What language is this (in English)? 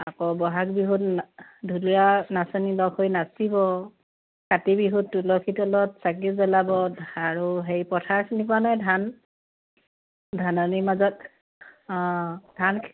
Assamese